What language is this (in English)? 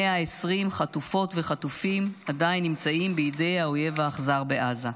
Hebrew